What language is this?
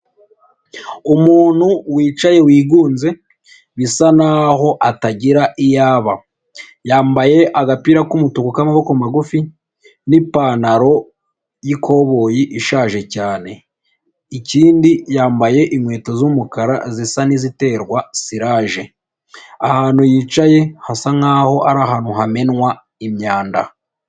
Kinyarwanda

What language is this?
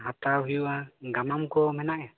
Santali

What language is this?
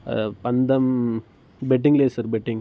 Telugu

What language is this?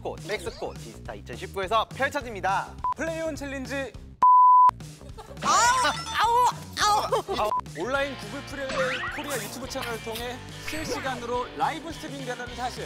Korean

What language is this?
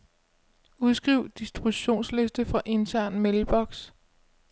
Danish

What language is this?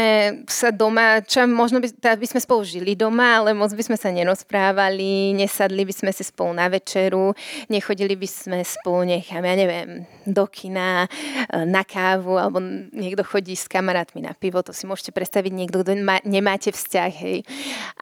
Czech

